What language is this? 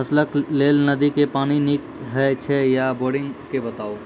Maithili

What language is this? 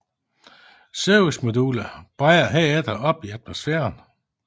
Danish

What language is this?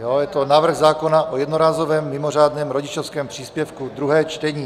Czech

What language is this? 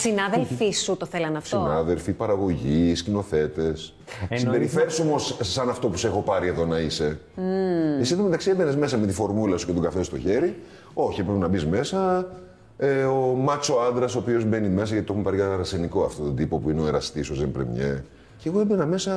Greek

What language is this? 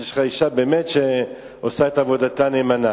Hebrew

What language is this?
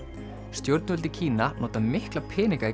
Icelandic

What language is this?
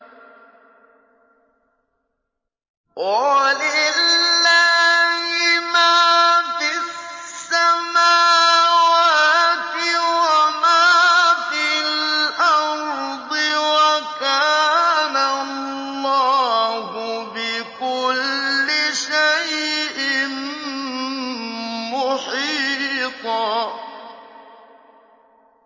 Arabic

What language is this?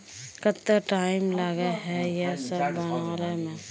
Magahi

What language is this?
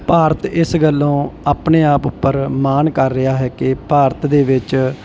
Punjabi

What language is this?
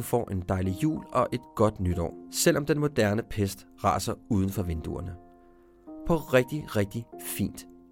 Danish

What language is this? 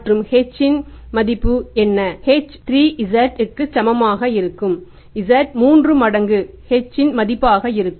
Tamil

